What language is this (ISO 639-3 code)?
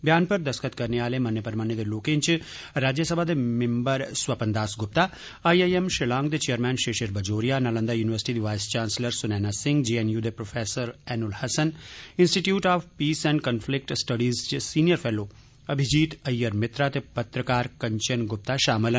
doi